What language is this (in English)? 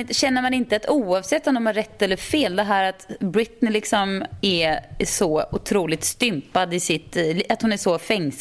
Swedish